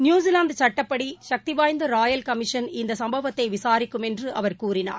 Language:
Tamil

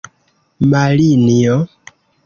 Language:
Esperanto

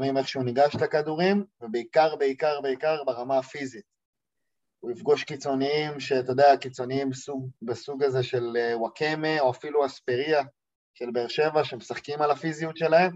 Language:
Hebrew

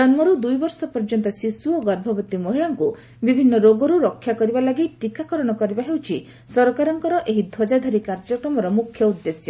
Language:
Odia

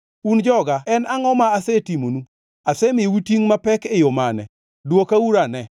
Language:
Luo (Kenya and Tanzania)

